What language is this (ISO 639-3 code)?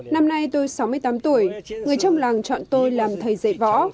vie